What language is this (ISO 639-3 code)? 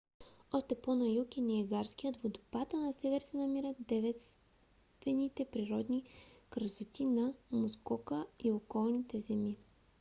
bul